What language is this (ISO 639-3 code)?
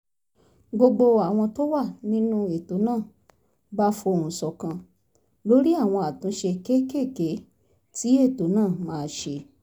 yor